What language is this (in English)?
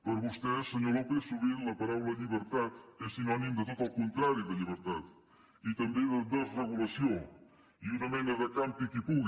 Catalan